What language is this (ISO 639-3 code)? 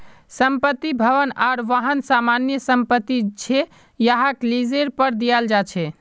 mag